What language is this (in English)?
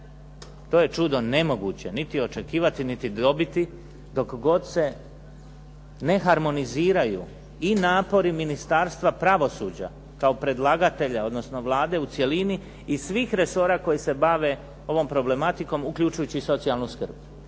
Croatian